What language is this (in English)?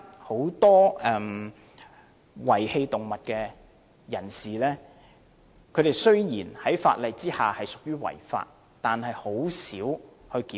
Cantonese